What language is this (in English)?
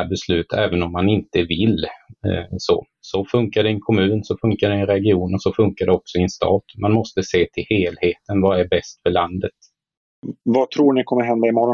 Swedish